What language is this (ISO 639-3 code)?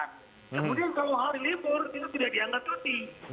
ind